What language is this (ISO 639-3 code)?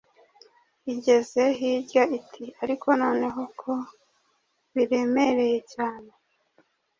kin